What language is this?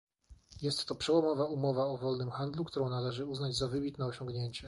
Polish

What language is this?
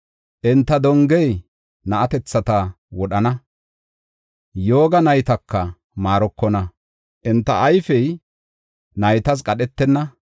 Gofa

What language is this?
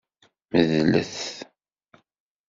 Kabyle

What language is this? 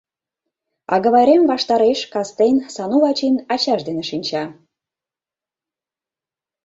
Mari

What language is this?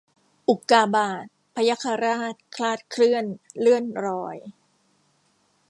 Thai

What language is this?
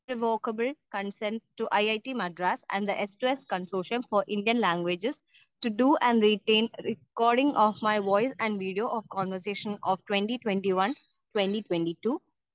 Malayalam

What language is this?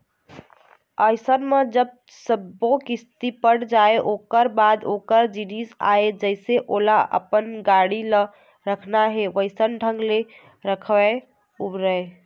Chhattisgarhi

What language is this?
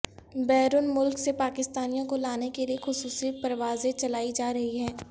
Urdu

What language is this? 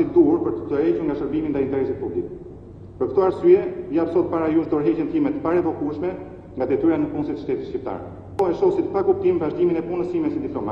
Romanian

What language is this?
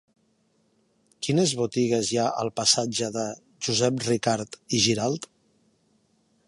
Catalan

